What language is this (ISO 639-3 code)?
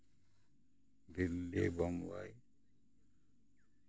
sat